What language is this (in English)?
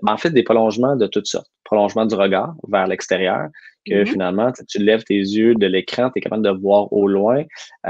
French